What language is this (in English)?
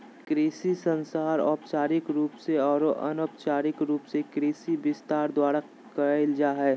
Magahi